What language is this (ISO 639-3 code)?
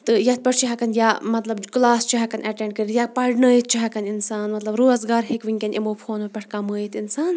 kas